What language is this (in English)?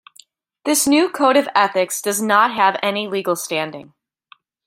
English